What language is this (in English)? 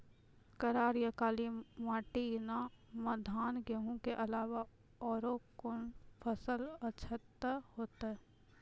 Maithili